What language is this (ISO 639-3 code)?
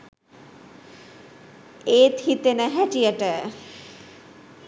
sin